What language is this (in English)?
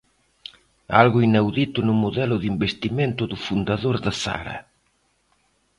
Galician